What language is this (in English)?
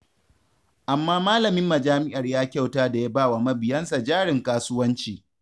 Hausa